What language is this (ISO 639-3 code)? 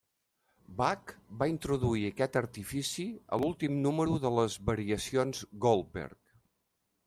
cat